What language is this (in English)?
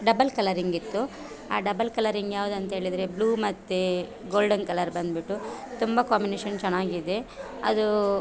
Kannada